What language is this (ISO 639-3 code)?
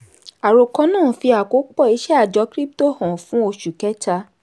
yor